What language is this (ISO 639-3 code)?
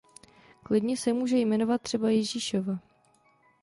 ces